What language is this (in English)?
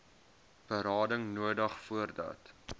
Afrikaans